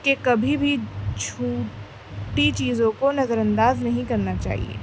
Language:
Urdu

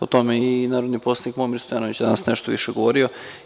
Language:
Serbian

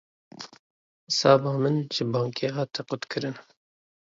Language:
Kurdish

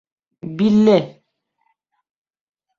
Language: Bashkir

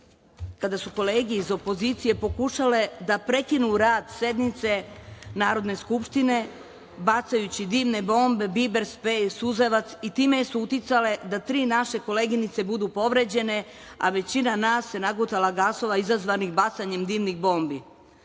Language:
Serbian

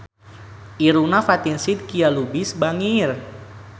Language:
Sundanese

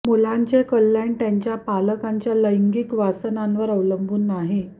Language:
Marathi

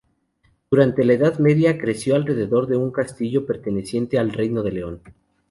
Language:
Spanish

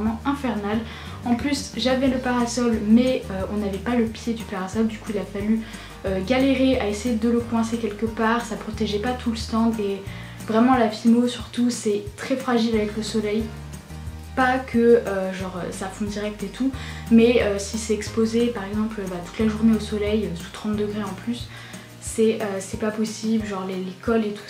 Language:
French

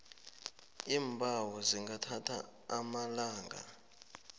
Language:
South Ndebele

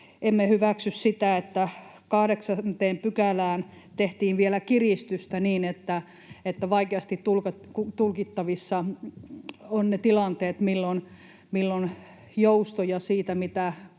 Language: Finnish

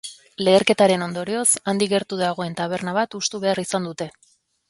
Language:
Basque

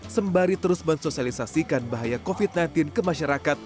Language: Indonesian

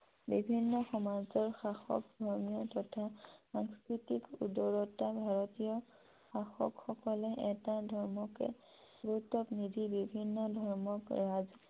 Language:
Assamese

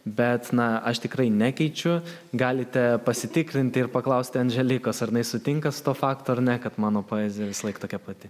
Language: Lithuanian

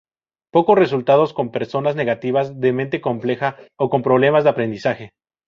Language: Spanish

